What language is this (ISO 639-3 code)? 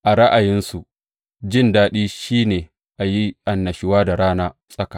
hau